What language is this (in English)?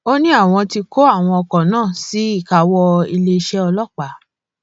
Yoruba